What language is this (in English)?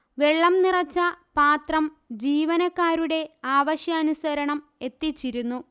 Malayalam